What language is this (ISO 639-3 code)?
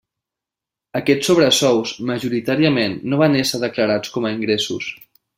cat